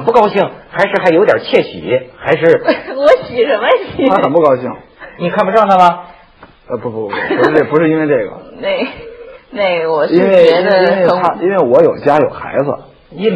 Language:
Chinese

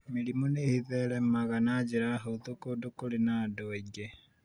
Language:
Kikuyu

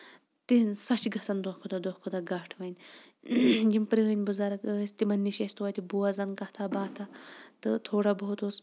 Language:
Kashmiri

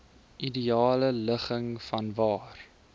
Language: Afrikaans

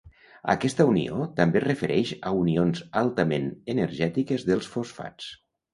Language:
Catalan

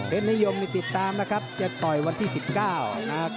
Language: Thai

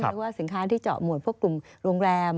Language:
Thai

